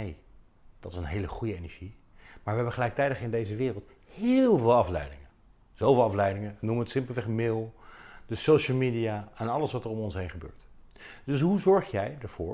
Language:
Dutch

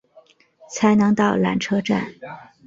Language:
Chinese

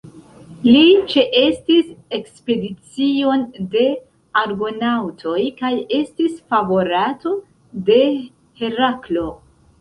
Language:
Esperanto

